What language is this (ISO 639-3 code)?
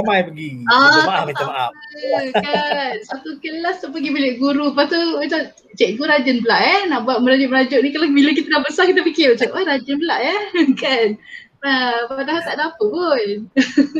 msa